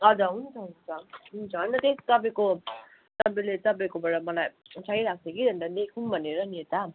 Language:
Nepali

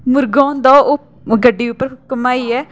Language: Dogri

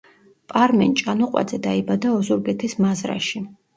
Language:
Georgian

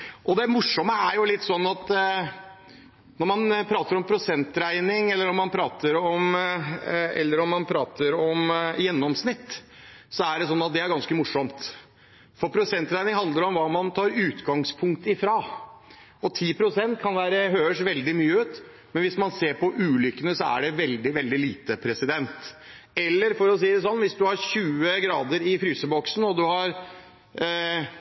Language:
Norwegian Bokmål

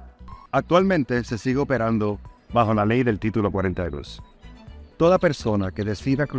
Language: Spanish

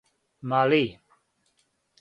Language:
Serbian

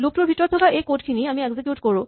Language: Assamese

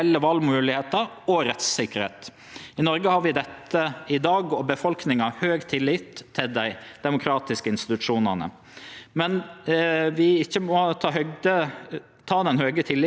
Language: Norwegian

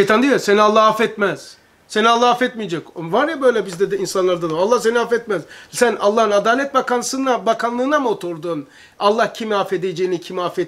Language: Turkish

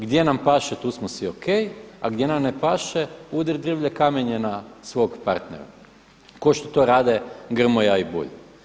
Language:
Croatian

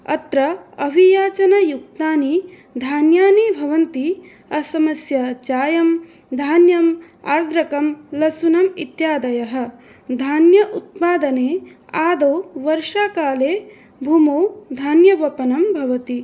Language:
Sanskrit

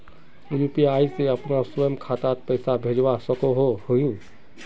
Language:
Magahi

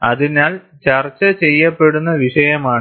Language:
Malayalam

